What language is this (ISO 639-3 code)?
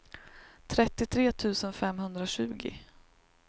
swe